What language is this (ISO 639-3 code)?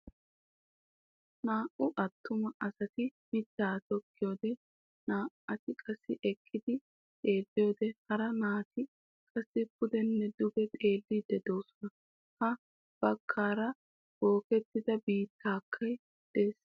wal